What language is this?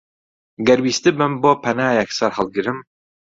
Central Kurdish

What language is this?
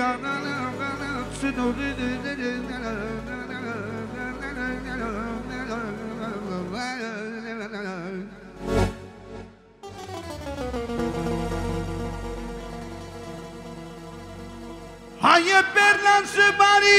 Romanian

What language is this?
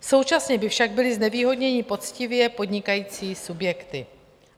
Czech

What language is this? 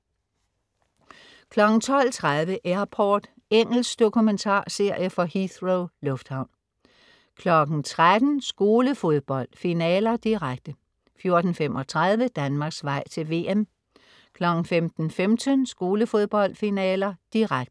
Danish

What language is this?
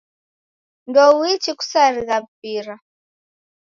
Taita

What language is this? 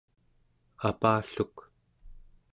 Central Yupik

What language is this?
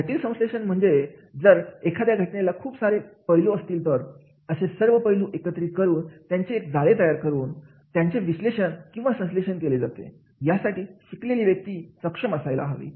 Marathi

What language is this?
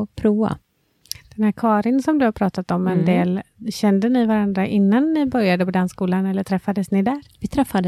Swedish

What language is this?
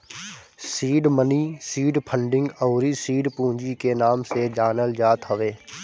Bhojpuri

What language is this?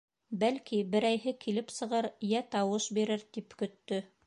Bashkir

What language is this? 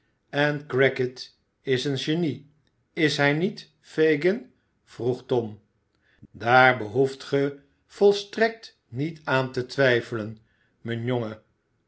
Dutch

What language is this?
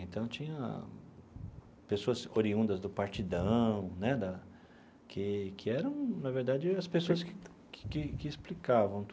Portuguese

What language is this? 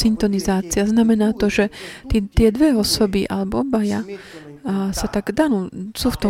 Slovak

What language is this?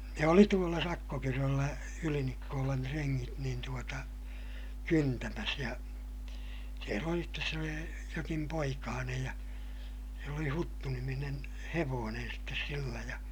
Finnish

